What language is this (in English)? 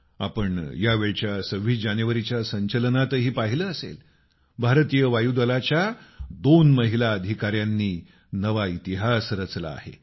Marathi